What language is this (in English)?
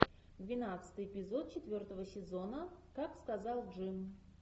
Russian